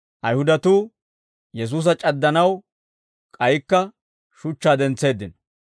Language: Dawro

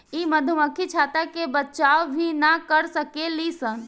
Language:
Bhojpuri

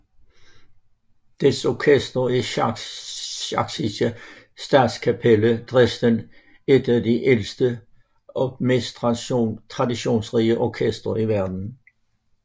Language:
Danish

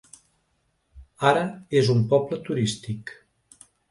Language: Catalan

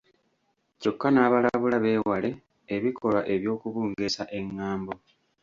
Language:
Ganda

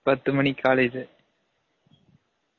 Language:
Tamil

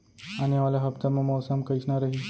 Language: Chhattisgarhi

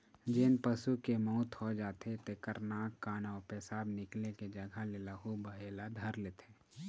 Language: Chhattisgarhi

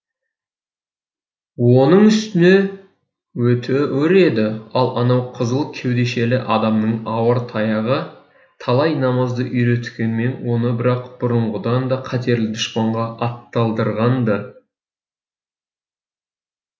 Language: Kazakh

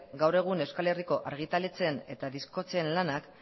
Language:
Basque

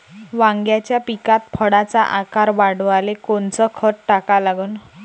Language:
Marathi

